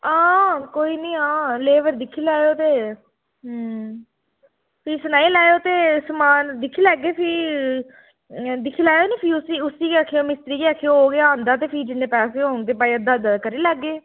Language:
Dogri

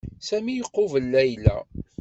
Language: Kabyle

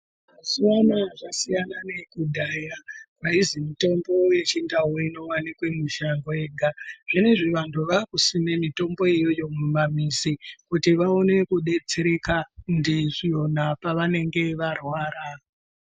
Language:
Ndau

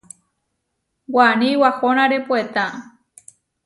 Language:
Huarijio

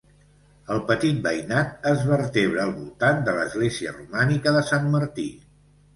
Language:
Catalan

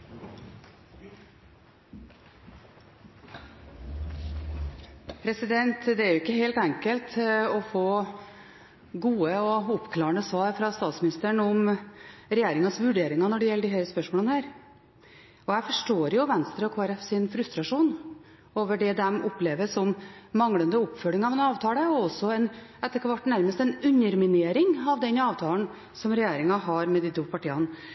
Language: Norwegian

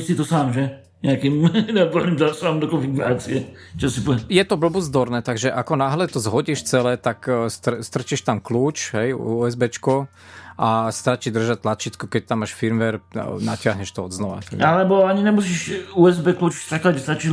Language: Slovak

